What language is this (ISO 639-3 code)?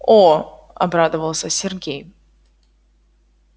rus